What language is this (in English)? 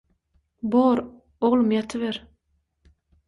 Turkmen